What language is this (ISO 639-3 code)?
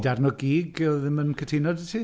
cym